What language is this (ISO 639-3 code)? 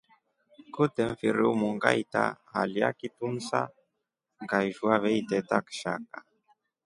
rof